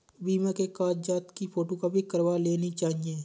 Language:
Hindi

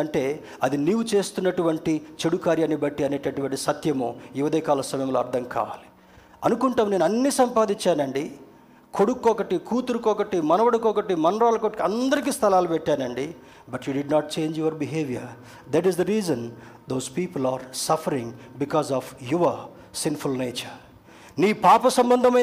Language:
Telugu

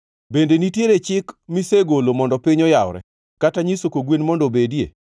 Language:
Luo (Kenya and Tanzania)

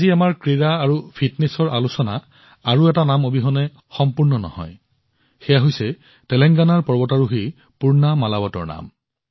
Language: Assamese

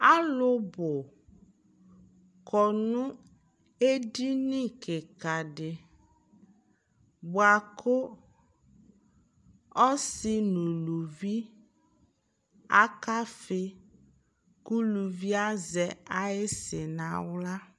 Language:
Ikposo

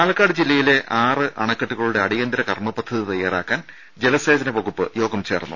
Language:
Malayalam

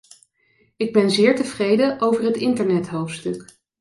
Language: Dutch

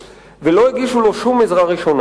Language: Hebrew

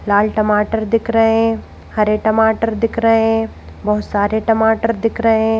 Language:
Hindi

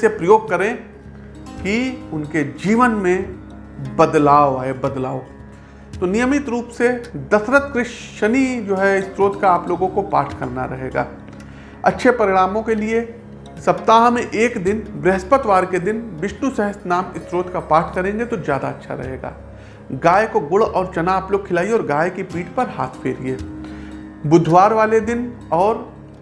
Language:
Hindi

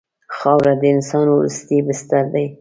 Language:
Pashto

